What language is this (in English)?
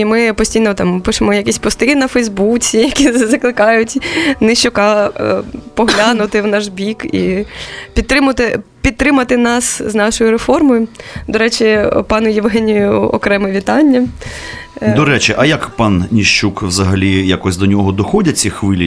Ukrainian